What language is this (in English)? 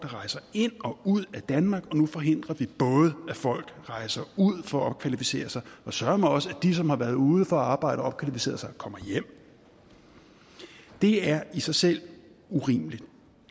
Danish